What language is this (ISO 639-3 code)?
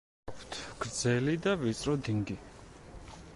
kat